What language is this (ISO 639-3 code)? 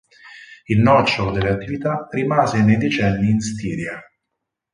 ita